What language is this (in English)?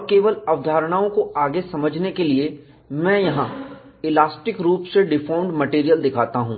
Hindi